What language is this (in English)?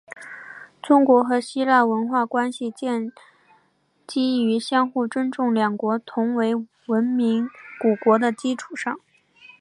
Chinese